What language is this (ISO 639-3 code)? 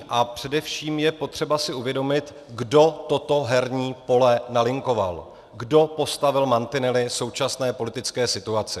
ces